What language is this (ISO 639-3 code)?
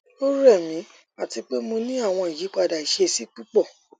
yor